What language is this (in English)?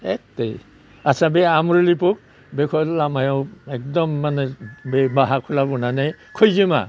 Bodo